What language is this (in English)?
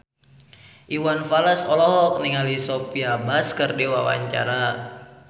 Sundanese